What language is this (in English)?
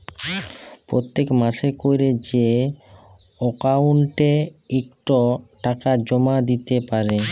Bangla